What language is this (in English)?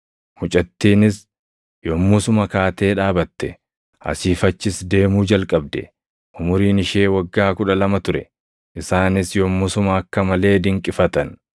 Oromo